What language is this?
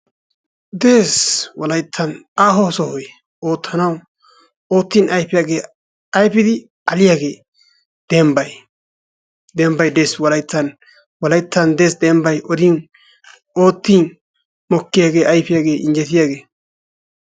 Wolaytta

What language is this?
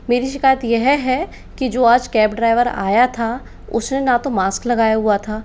Hindi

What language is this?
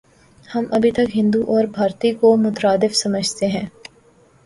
Urdu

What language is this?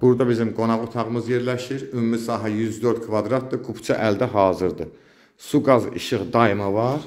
Turkish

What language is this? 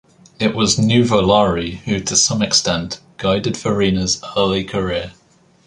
English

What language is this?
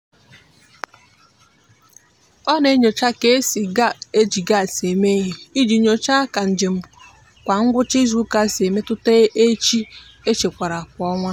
Igbo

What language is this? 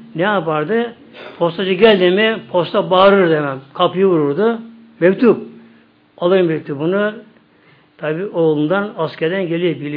Turkish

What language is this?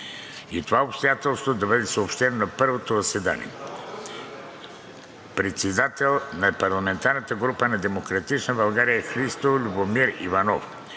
Bulgarian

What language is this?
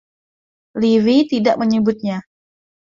Indonesian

